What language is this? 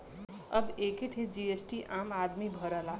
Bhojpuri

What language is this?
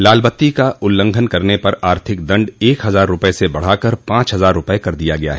Hindi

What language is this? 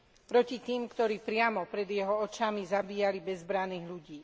Slovak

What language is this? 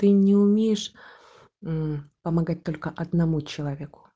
Russian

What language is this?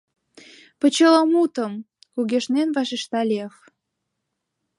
Mari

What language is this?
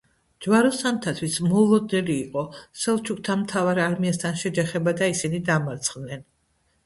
Georgian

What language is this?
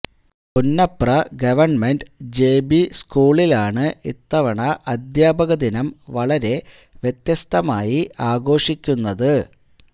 Malayalam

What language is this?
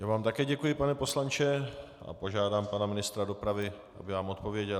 Czech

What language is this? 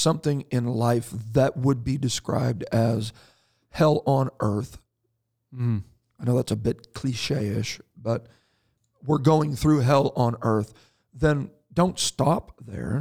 English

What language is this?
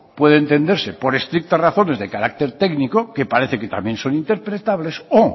Spanish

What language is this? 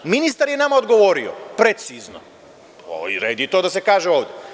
Serbian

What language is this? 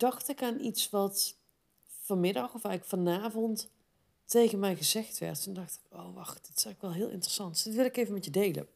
Dutch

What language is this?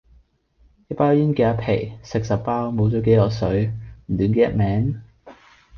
Cantonese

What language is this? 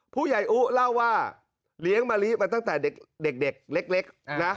Thai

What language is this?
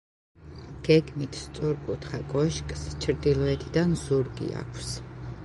Georgian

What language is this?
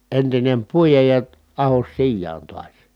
Finnish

